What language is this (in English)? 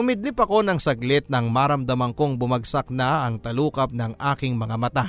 Filipino